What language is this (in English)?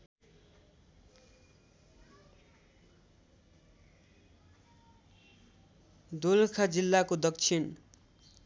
Nepali